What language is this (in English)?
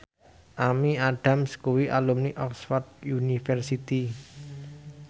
Javanese